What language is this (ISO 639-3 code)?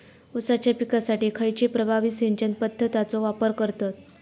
mar